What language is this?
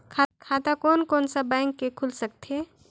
Chhattisgarhi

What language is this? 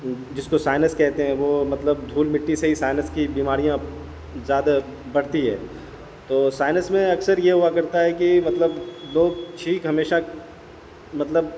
Urdu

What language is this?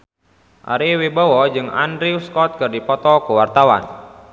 Sundanese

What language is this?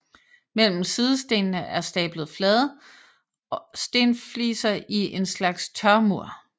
Danish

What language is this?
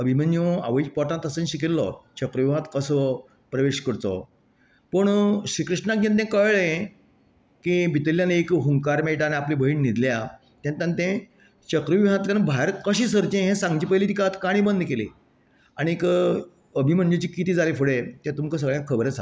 Konkani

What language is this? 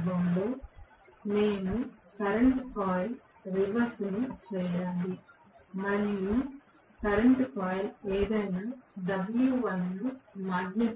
Telugu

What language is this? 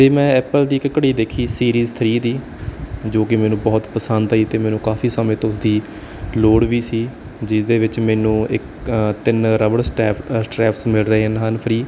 Punjabi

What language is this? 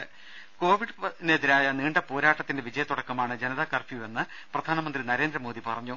Malayalam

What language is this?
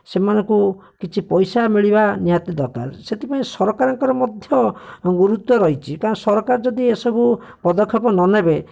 Odia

